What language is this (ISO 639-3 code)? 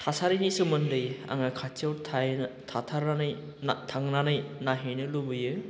brx